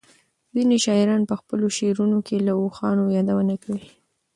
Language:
Pashto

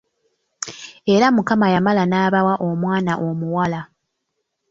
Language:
Ganda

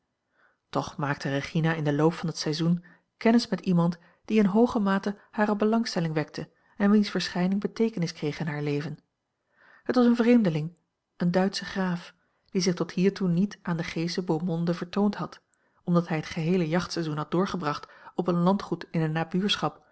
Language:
Dutch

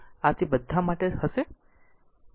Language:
Gujarati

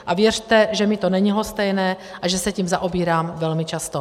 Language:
Czech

